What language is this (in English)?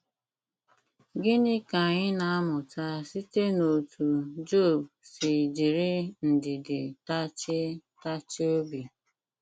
Igbo